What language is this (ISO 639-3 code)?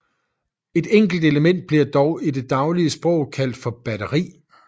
dan